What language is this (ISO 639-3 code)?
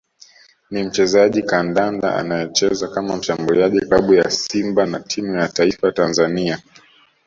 swa